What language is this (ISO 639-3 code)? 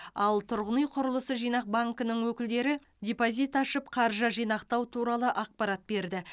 kaz